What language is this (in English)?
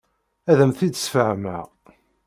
Kabyle